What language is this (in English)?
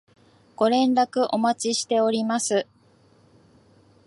Japanese